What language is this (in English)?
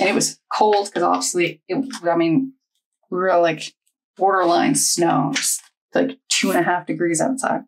English